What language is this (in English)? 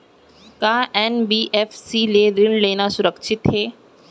Chhattisgarhi